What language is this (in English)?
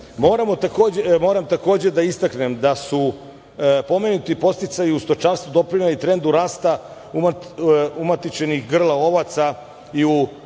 Serbian